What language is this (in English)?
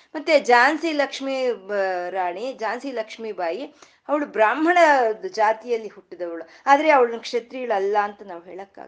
Kannada